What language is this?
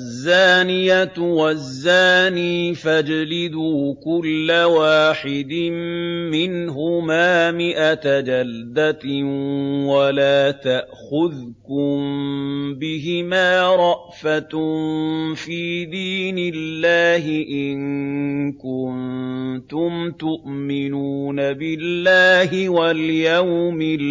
Arabic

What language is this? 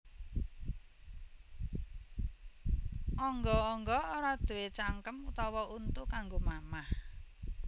Javanese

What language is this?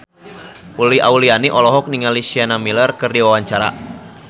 Sundanese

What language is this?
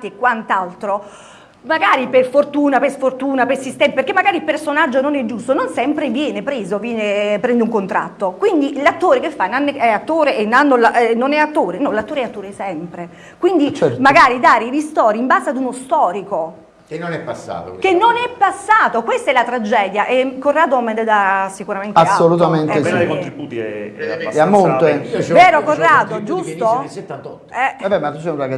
Italian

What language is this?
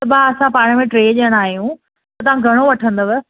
Sindhi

